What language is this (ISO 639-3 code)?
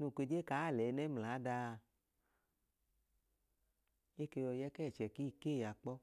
idu